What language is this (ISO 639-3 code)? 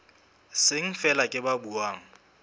sot